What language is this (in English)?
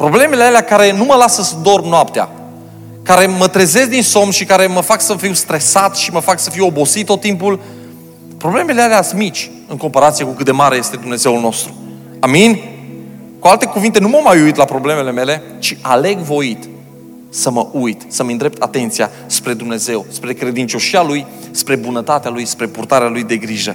Romanian